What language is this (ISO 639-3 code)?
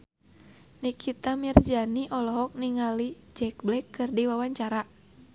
sun